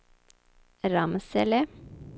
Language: Swedish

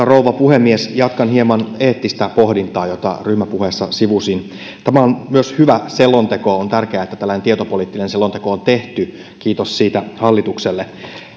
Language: Finnish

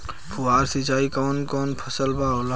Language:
Bhojpuri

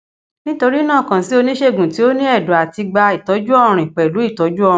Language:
Yoruba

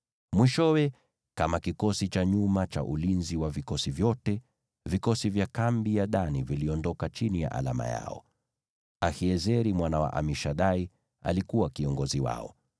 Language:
Swahili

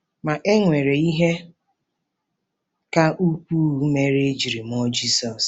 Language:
Igbo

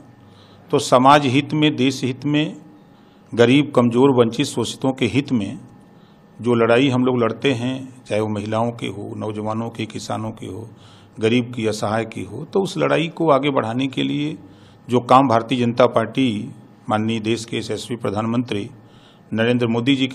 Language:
Hindi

